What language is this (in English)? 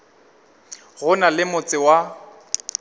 Northern Sotho